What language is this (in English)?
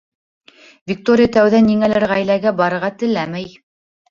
Bashkir